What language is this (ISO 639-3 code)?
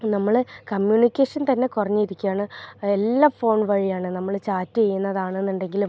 mal